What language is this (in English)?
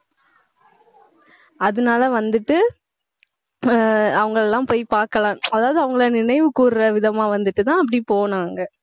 Tamil